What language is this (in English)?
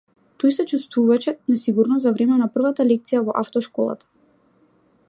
Macedonian